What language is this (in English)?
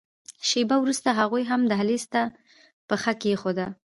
Pashto